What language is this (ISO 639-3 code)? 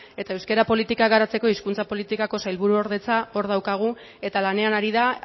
eus